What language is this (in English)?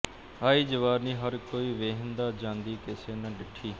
Punjabi